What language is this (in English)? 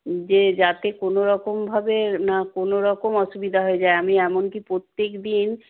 Bangla